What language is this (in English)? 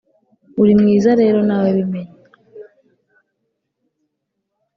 Kinyarwanda